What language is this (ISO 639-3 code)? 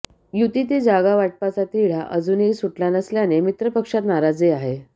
mar